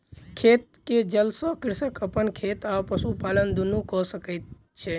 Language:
Maithili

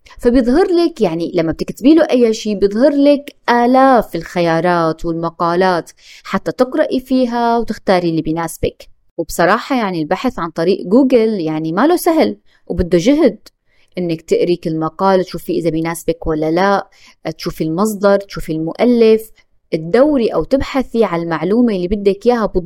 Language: Arabic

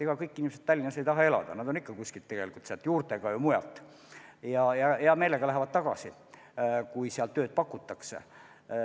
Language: Estonian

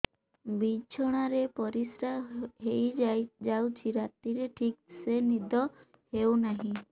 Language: Odia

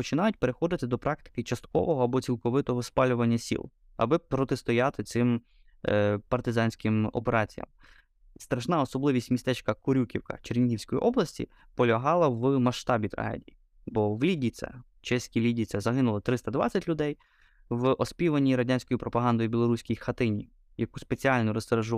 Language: Ukrainian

